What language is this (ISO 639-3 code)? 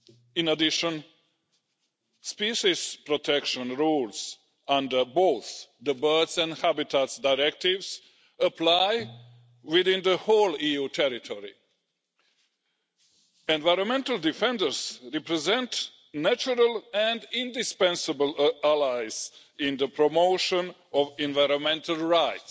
eng